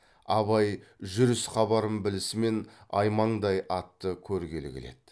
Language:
Kazakh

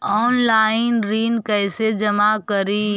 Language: Magahi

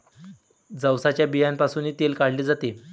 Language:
Marathi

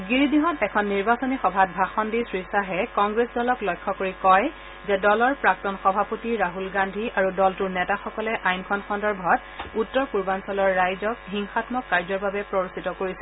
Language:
Assamese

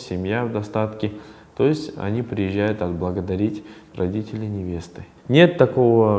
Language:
Russian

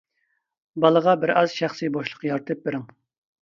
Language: Uyghur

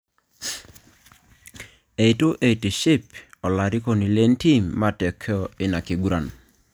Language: Masai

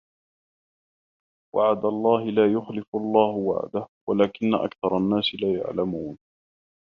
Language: Arabic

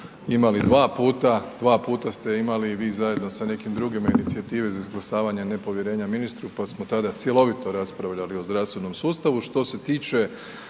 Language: Croatian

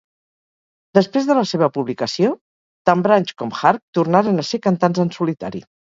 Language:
Catalan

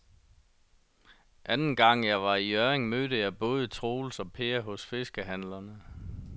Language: Danish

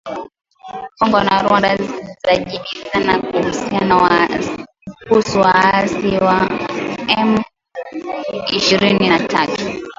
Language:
Swahili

